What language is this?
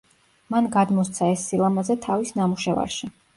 Georgian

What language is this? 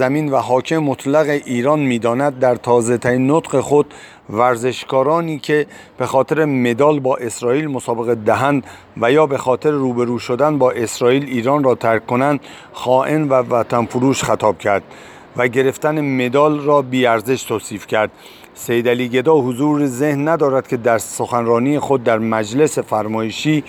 Persian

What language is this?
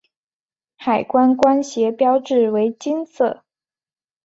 Chinese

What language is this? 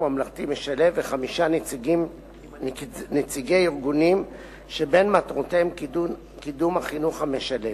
Hebrew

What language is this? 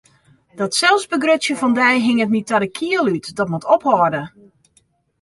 Western Frisian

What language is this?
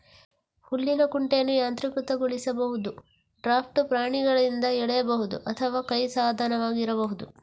Kannada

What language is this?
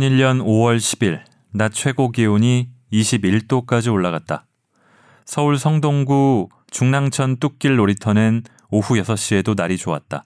Korean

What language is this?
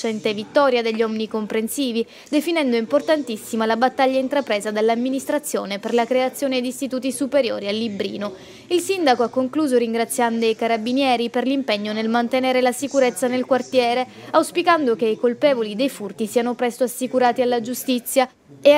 Italian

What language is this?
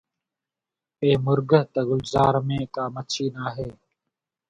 Sindhi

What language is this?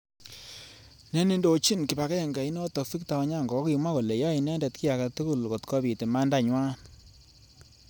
Kalenjin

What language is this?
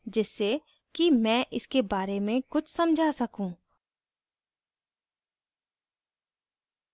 Hindi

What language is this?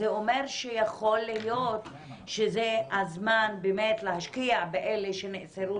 Hebrew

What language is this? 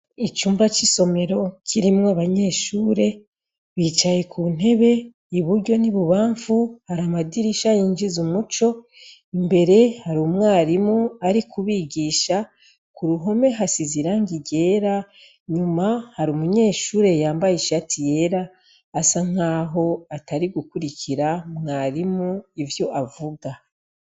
Rundi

